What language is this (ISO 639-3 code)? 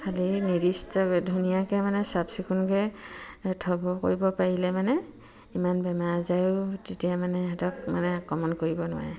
asm